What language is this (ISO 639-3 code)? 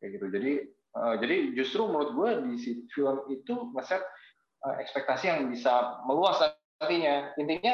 ind